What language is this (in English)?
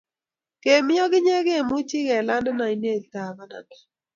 Kalenjin